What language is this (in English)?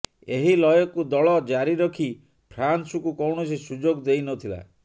Odia